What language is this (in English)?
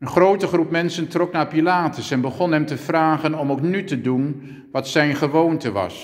Dutch